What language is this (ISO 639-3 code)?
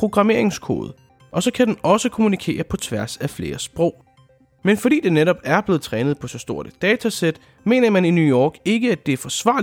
dan